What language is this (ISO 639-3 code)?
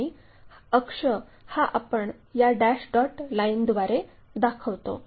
mar